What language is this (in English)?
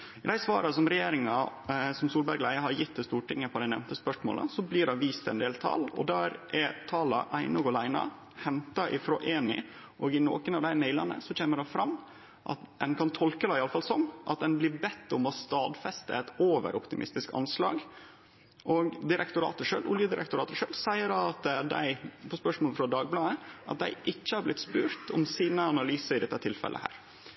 Norwegian Nynorsk